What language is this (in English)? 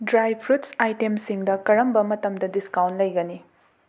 Manipuri